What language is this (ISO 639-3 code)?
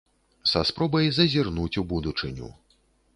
bel